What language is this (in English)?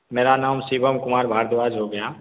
Hindi